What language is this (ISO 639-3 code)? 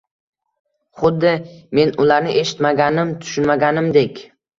uzb